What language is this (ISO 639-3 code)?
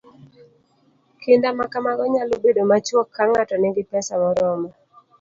luo